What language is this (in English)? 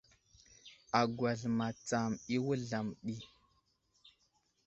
Wuzlam